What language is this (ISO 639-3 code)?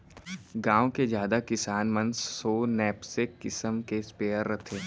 hne